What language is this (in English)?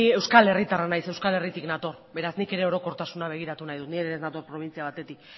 Basque